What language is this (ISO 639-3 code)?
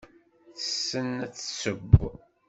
kab